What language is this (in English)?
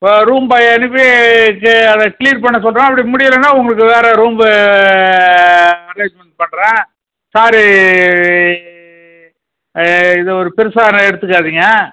Tamil